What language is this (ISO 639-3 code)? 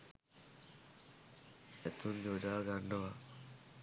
sin